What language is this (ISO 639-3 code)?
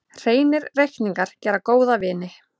isl